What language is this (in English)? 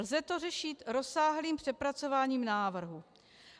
Czech